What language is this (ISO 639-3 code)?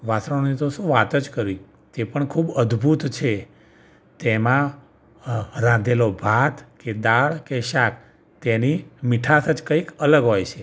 guj